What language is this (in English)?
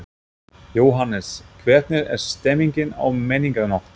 Icelandic